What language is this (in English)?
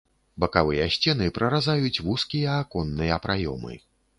Belarusian